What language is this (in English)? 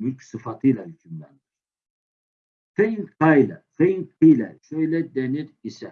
Turkish